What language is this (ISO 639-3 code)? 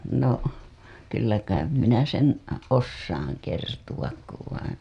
fin